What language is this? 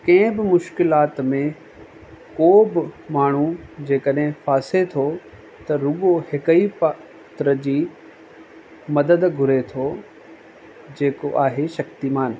Sindhi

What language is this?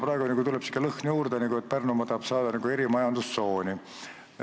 Estonian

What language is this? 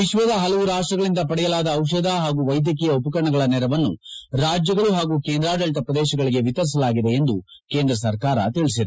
Kannada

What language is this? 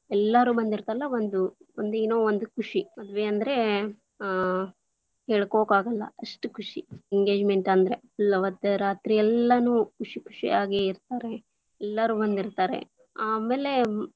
Kannada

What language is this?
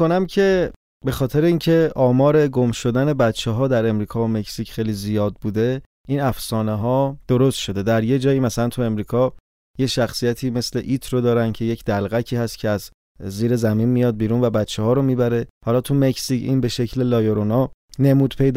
Persian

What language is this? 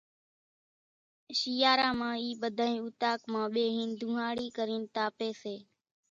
Kachi Koli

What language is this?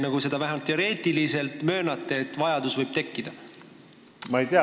Estonian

